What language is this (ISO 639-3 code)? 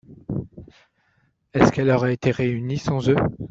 fra